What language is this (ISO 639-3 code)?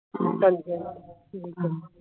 pan